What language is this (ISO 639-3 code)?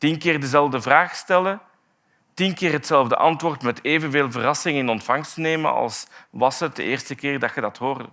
nld